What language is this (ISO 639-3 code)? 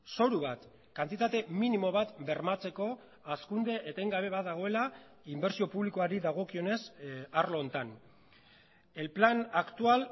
eus